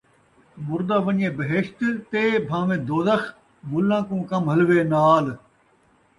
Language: Saraiki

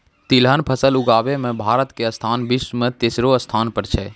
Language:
Maithili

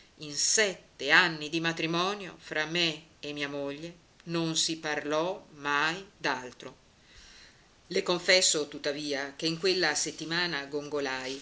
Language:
Italian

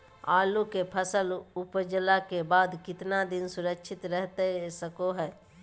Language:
Magahi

